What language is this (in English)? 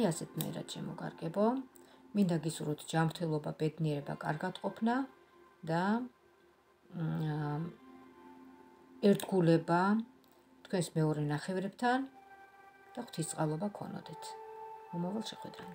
Romanian